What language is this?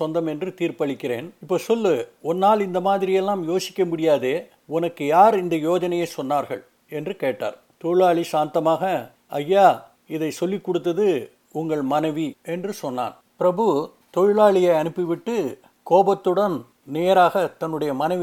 Tamil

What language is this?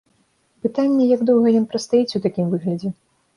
Belarusian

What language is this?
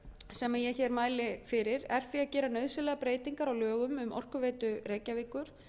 Icelandic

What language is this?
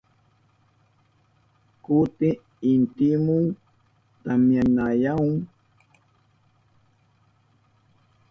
Southern Pastaza Quechua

